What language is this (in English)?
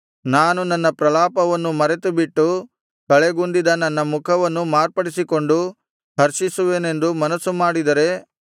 Kannada